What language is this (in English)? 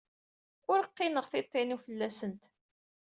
Kabyle